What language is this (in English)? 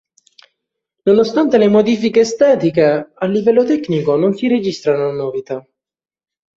Italian